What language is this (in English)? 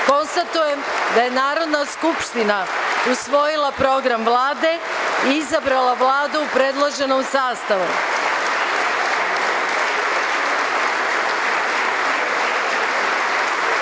Serbian